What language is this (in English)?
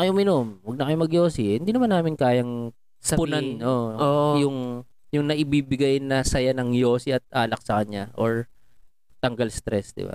Filipino